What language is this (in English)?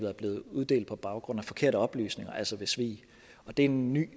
Danish